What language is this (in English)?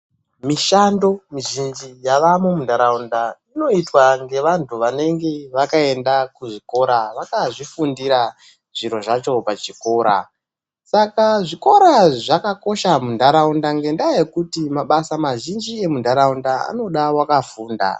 Ndau